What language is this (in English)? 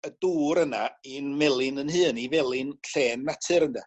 Welsh